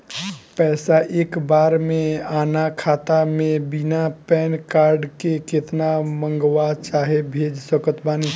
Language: Bhojpuri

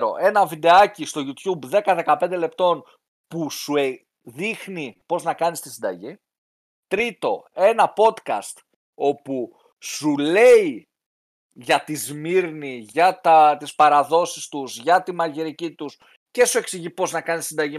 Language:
Greek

